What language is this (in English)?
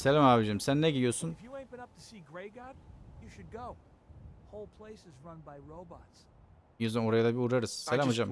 Turkish